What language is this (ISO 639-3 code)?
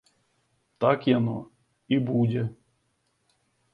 bel